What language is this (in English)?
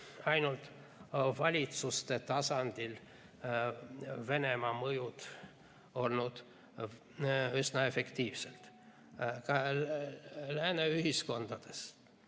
Estonian